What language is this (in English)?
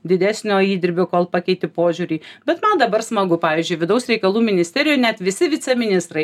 Lithuanian